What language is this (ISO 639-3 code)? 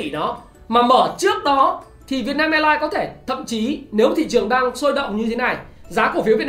vie